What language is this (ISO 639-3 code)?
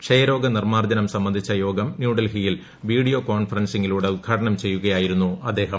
mal